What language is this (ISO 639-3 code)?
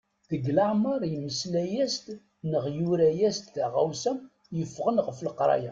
kab